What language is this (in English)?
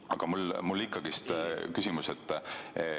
Estonian